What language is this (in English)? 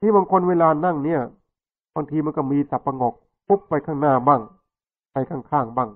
Thai